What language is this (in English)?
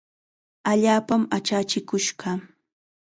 Chiquián Ancash Quechua